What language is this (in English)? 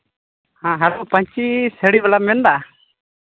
Santali